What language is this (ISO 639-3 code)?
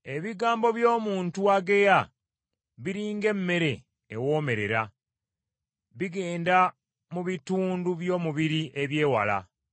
lug